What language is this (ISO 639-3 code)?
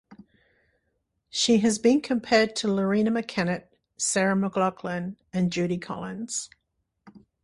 eng